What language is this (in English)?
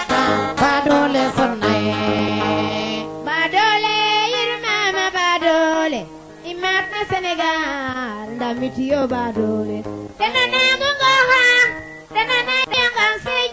Serer